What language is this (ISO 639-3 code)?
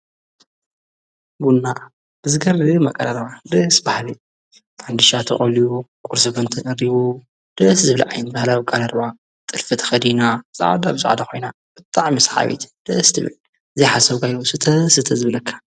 tir